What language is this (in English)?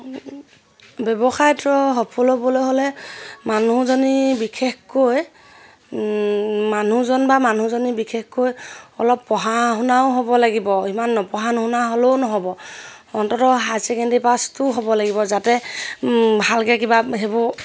Assamese